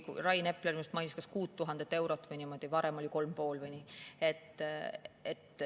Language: Estonian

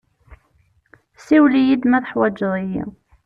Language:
Kabyle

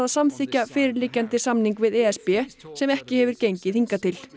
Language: Icelandic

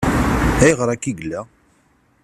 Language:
Kabyle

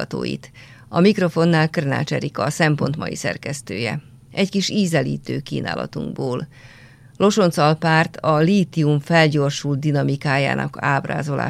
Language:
Hungarian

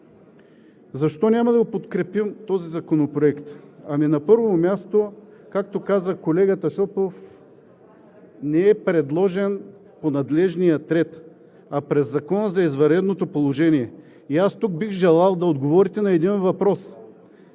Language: Bulgarian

